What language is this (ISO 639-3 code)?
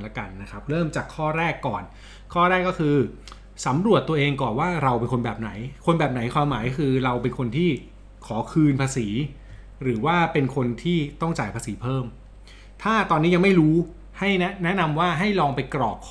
tha